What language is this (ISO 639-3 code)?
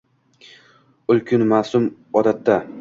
uzb